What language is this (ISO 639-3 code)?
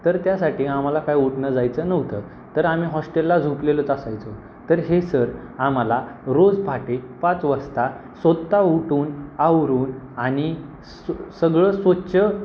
mar